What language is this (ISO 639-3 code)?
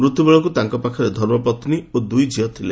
ori